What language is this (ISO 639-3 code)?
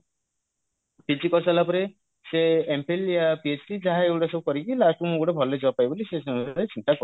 ori